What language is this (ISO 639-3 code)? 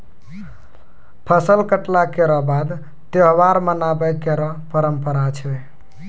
mai